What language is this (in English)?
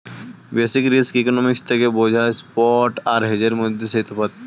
Bangla